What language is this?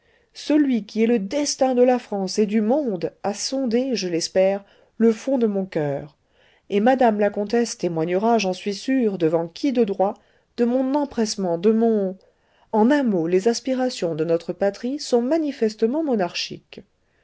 French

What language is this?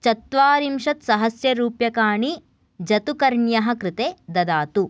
Sanskrit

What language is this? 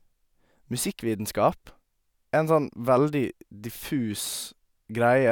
Norwegian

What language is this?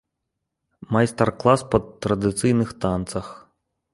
Belarusian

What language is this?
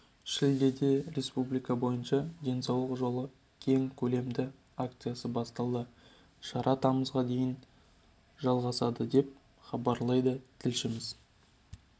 Kazakh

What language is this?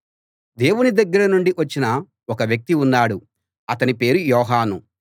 Telugu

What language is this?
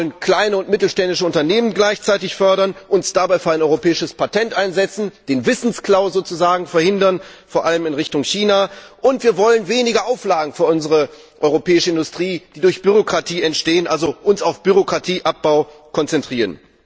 German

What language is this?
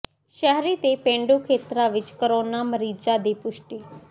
Punjabi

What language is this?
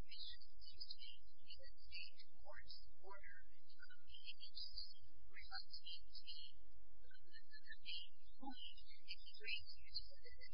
English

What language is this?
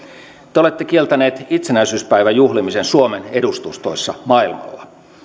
Finnish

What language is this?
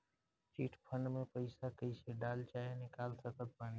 Bhojpuri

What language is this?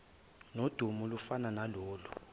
Zulu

